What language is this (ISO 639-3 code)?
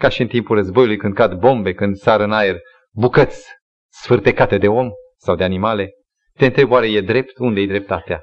ron